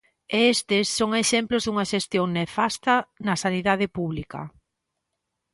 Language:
Galician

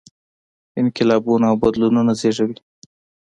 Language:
Pashto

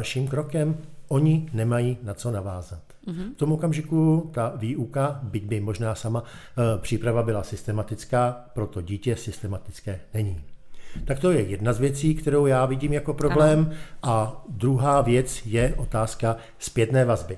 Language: Czech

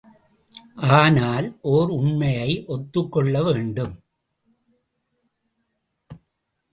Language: Tamil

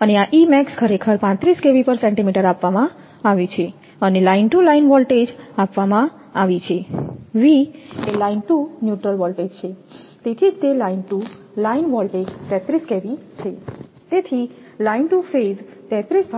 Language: Gujarati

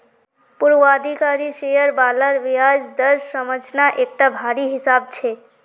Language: Magahi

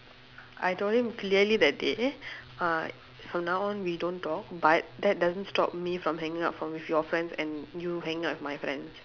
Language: English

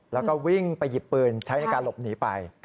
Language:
Thai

